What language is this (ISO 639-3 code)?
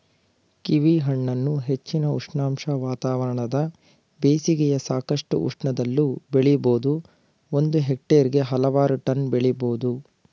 kan